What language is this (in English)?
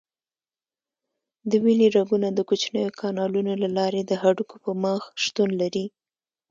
Pashto